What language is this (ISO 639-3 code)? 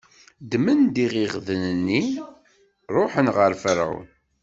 kab